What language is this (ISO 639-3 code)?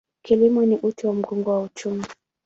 swa